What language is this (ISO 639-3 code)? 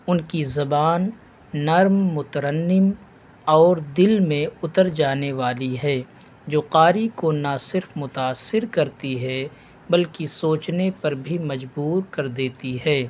urd